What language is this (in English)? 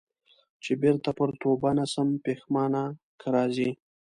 Pashto